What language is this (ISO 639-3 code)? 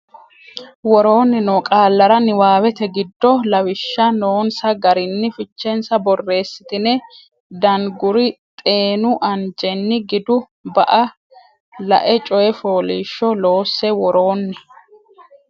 sid